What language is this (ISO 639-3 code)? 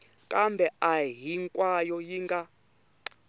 tso